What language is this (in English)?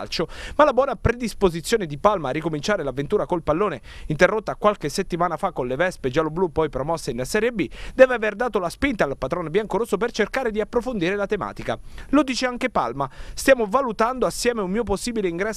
Italian